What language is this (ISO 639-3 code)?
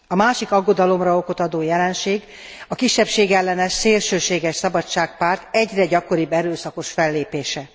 hun